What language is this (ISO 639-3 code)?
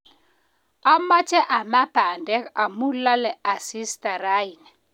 kln